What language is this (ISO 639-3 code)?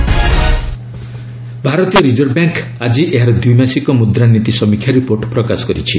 ori